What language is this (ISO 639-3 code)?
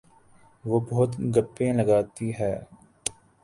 urd